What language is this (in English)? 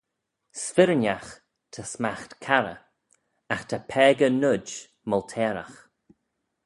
Manx